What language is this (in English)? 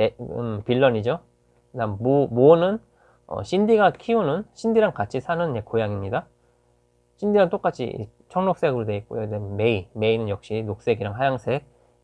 Korean